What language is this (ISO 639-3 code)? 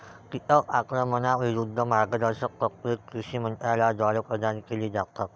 mar